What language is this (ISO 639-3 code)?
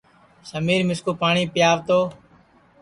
ssi